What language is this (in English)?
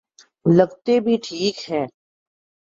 Urdu